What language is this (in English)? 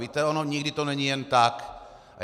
Czech